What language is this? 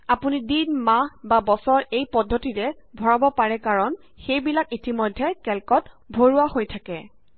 Assamese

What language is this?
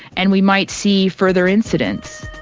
English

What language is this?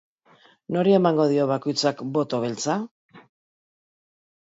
Basque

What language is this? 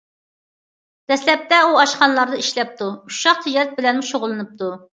Uyghur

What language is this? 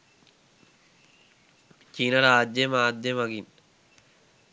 Sinhala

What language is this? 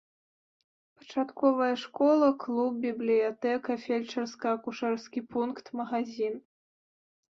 Belarusian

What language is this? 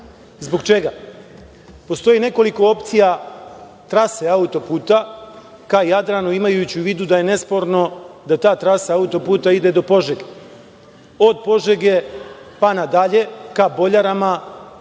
Serbian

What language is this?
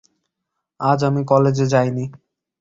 Bangla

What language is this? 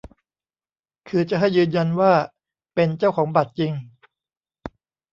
Thai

